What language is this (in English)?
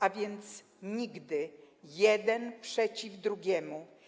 Polish